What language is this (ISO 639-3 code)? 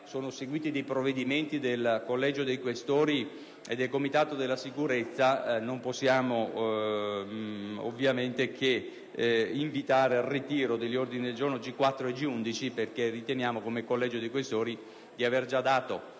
ita